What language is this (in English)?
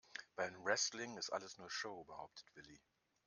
German